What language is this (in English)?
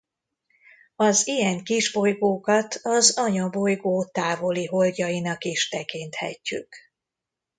Hungarian